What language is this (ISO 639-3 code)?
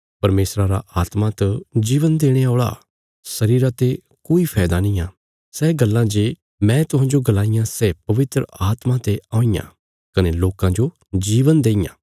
kfs